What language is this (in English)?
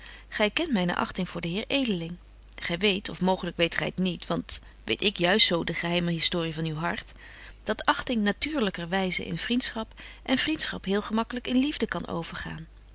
Dutch